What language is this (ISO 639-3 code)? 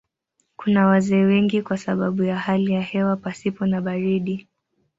swa